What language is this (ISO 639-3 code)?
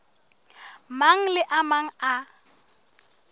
sot